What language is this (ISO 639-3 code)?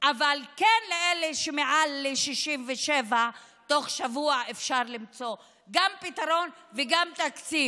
heb